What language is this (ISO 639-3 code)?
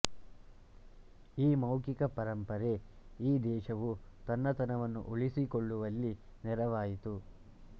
kan